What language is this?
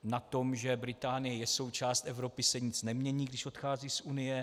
Czech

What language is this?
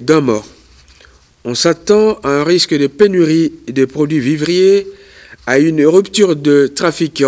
French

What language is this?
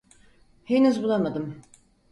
Turkish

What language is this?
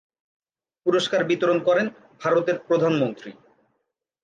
Bangla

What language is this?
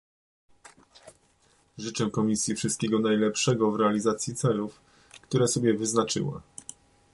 Polish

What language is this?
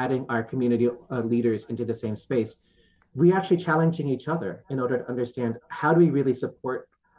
English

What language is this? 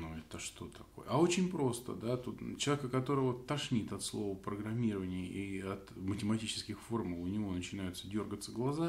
Russian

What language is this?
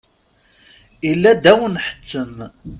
Kabyle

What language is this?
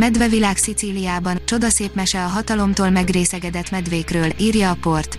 Hungarian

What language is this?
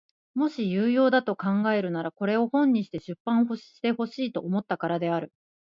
Japanese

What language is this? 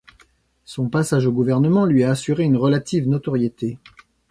French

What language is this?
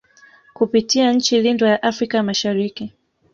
Swahili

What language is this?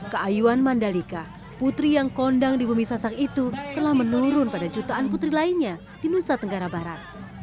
Indonesian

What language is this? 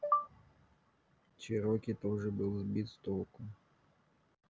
Russian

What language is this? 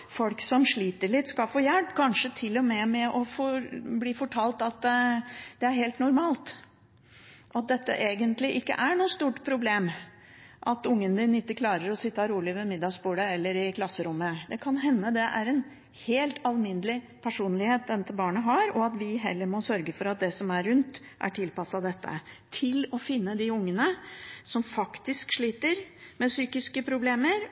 Norwegian Bokmål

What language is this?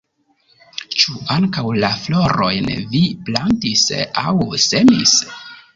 Esperanto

